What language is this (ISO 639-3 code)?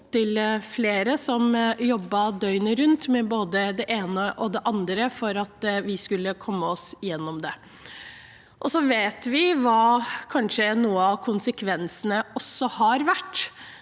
nor